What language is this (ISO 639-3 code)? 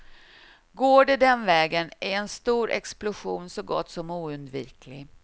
swe